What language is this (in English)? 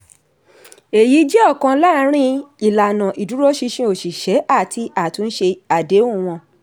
Yoruba